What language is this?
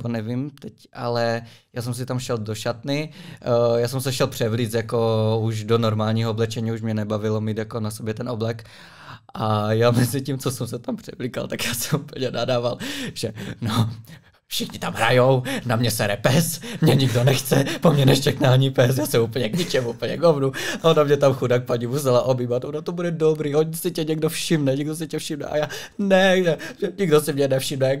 Czech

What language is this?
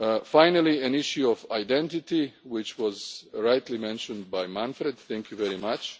English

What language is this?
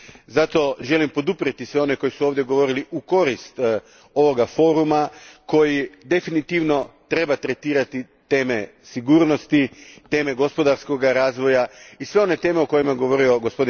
Croatian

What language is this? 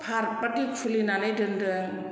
Bodo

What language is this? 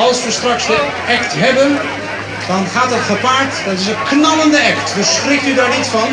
Dutch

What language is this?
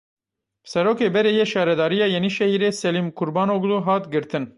Kurdish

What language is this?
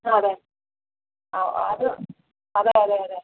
Malayalam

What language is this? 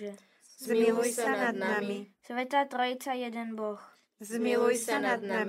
Slovak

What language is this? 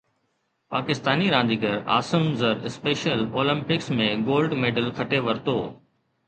Sindhi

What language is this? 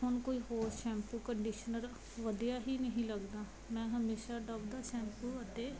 Punjabi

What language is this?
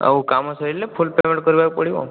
Odia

